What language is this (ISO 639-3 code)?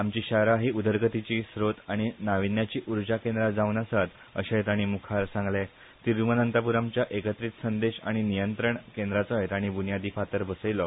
kok